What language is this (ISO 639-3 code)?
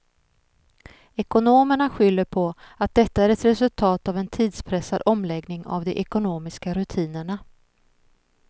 swe